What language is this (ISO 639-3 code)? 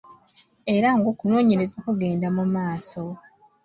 lug